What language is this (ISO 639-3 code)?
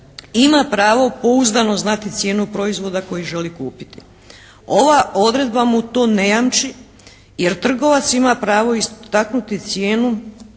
hrv